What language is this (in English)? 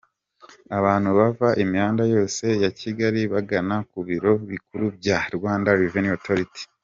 Kinyarwanda